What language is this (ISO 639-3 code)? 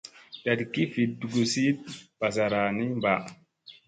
mse